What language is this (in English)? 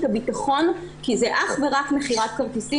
Hebrew